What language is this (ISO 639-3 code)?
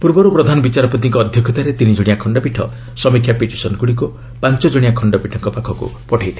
ori